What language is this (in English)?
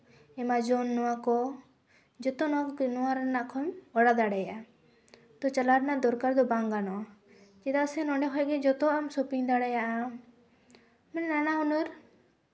Santali